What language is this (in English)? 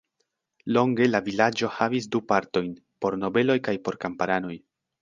Esperanto